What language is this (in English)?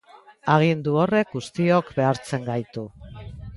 Basque